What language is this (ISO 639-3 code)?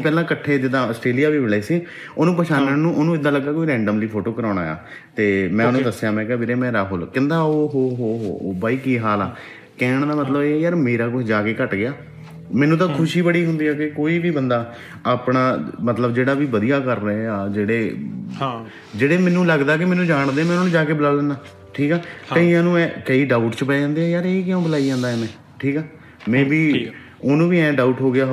pan